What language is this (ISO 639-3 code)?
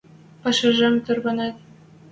mrj